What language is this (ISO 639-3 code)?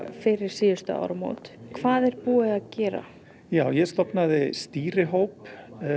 isl